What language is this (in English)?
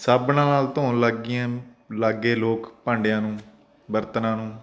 Punjabi